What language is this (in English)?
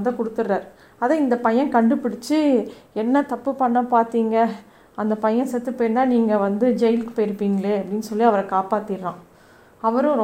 Tamil